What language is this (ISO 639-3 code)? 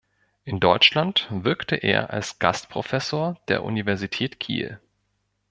deu